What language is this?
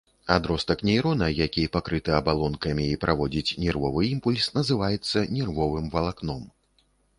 Belarusian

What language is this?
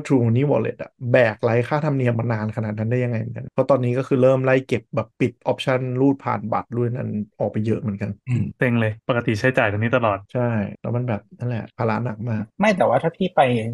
Thai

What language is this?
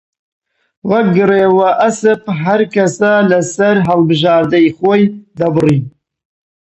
Central Kurdish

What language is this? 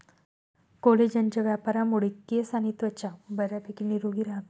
Marathi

